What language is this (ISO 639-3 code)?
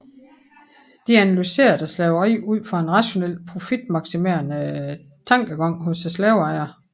dan